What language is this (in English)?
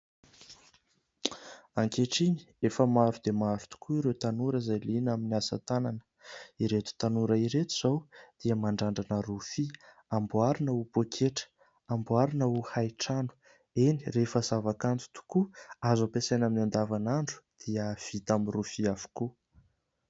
Malagasy